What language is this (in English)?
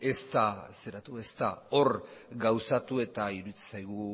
Basque